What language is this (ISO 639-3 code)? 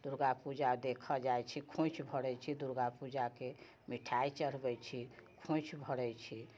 mai